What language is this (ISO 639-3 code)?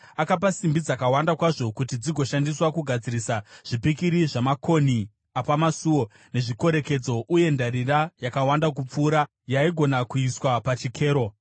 sna